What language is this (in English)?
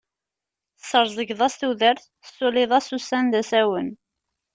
Kabyle